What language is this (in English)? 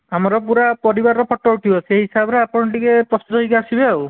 Odia